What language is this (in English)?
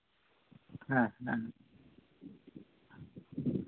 Santali